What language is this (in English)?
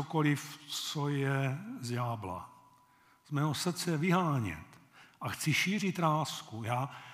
Czech